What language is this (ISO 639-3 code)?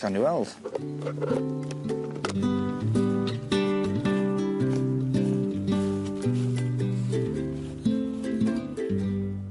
cym